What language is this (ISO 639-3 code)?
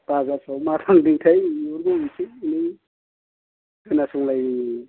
brx